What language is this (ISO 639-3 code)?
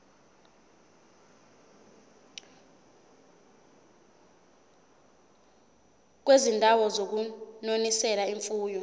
zul